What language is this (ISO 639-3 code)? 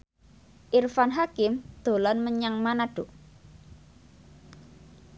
jav